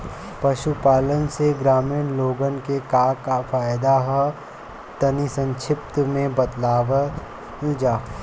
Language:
Bhojpuri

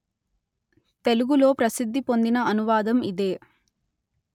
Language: Telugu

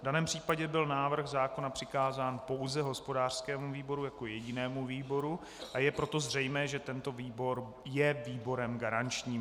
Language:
Czech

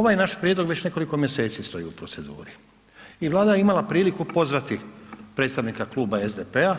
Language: Croatian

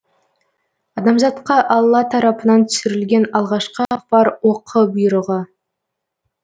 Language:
Kazakh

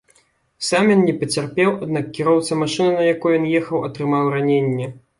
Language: Belarusian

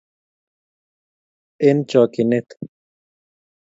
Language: Kalenjin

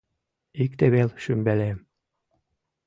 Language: Mari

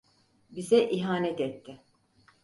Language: Turkish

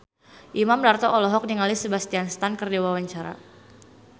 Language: Sundanese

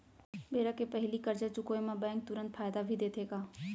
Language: Chhattisgarhi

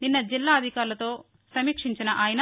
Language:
Telugu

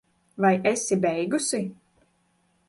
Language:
Latvian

